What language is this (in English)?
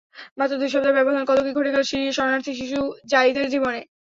Bangla